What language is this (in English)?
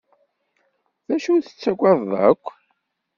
Kabyle